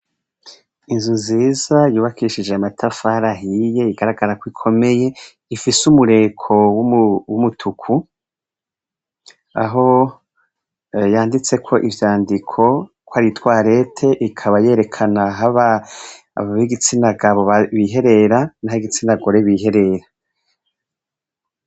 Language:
Rundi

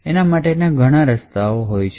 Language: Gujarati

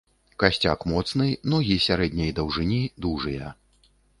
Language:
Belarusian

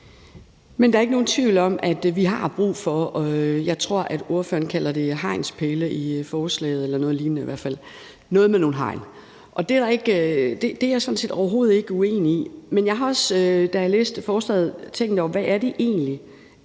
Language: Danish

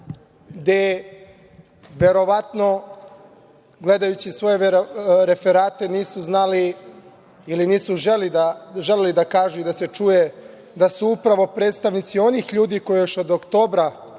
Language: Serbian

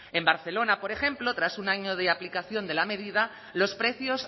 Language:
Spanish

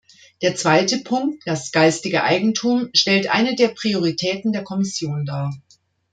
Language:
German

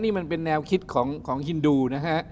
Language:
Thai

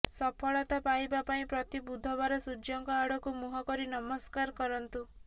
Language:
Odia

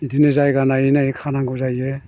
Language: Bodo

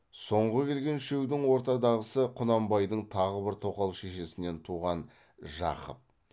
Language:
Kazakh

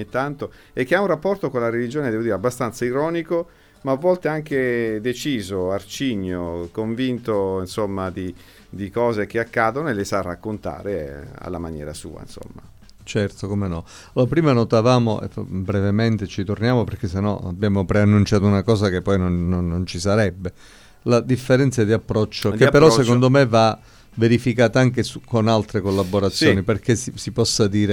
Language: Italian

